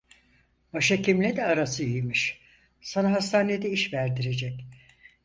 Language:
Turkish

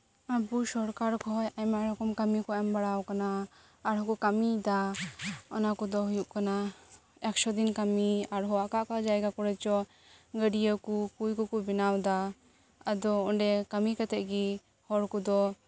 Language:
Santali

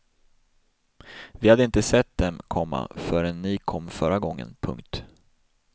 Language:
Swedish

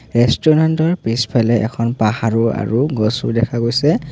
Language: Assamese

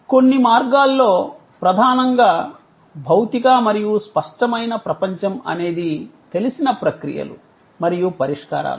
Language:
Telugu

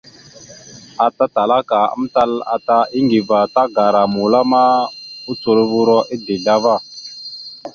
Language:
Mada (Cameroon)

